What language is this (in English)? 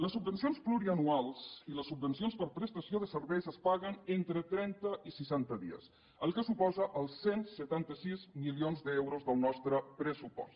Catalan